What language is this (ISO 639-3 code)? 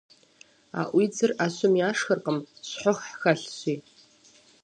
kbd